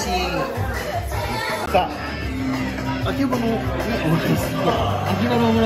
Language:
Japanese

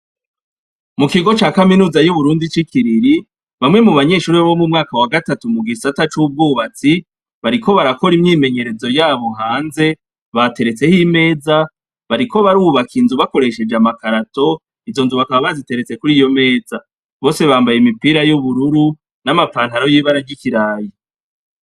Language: Rundi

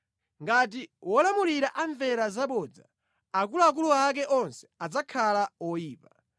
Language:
Nyanja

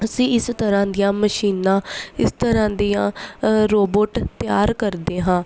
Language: Punjabi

